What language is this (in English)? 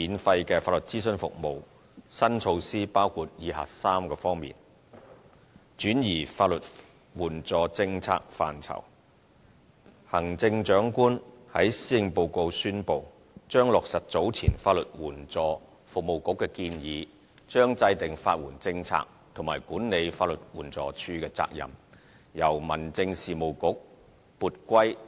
Cantonese